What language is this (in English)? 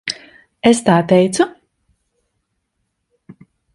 Latvian